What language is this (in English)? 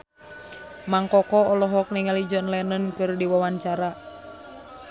Sundanese